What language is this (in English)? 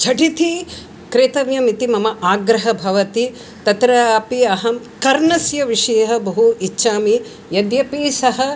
Sanskrit